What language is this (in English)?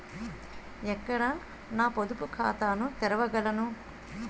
Telugu